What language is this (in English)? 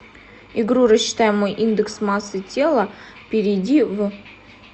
Russian